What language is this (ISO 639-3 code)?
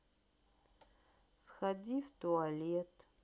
rus